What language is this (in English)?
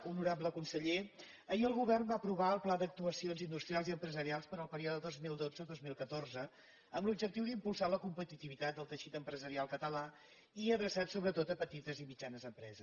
Catalan